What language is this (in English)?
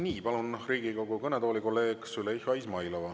Estonian